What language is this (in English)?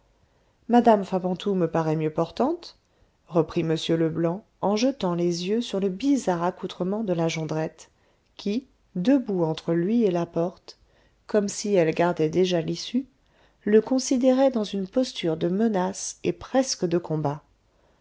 French